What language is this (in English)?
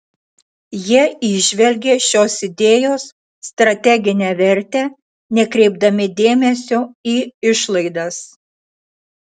Lithuanian